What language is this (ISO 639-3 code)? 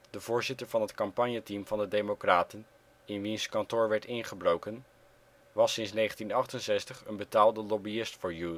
nld